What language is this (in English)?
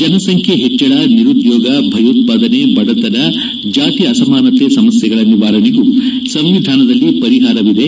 Kannada